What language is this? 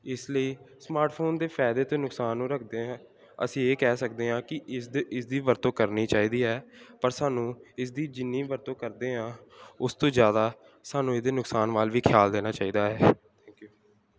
Punjabi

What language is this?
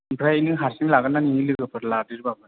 Bodo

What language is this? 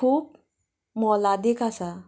Konkani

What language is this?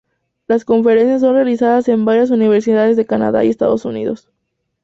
Spanish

